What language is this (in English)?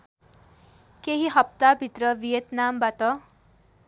Nepali